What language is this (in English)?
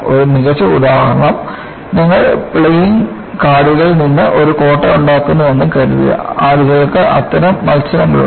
Malayalam